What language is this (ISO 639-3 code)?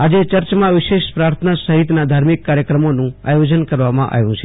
guj